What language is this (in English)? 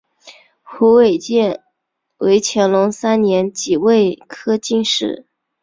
Chinese